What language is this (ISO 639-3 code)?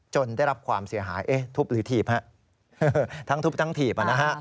tha